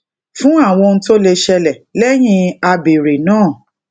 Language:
Yoruba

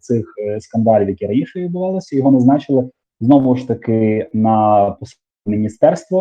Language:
Ukrainian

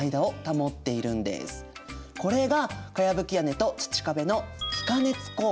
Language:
Japanese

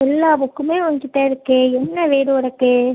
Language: Tamil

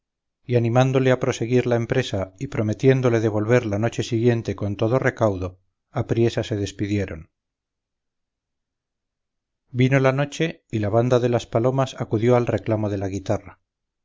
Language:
Spanish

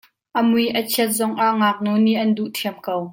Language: Hakha Chin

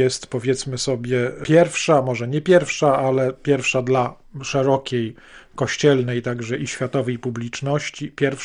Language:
Polish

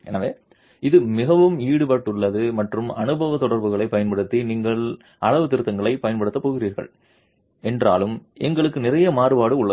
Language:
Tamil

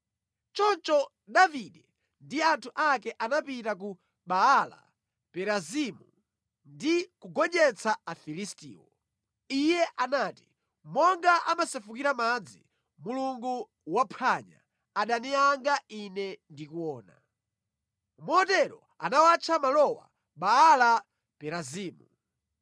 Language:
Nyanja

